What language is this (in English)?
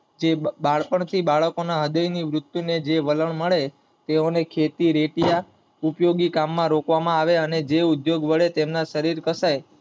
Gujarati